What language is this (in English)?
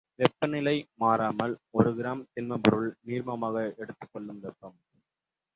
Tamil